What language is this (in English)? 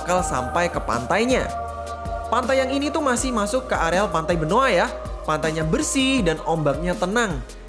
Indonesian